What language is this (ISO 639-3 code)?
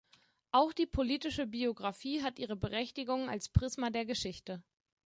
deu